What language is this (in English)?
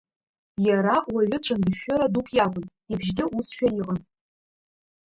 Abkhazian